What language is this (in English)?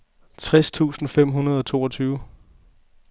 Danish